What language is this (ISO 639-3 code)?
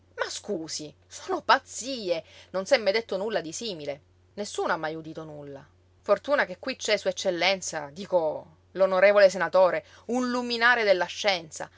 ita